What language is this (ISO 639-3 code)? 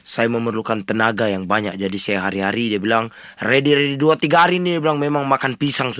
msa